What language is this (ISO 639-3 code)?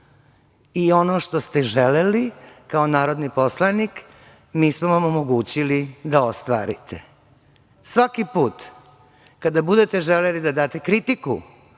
srp